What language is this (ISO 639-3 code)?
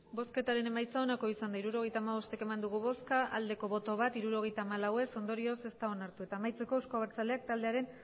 eus